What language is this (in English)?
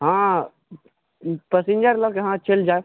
Maithili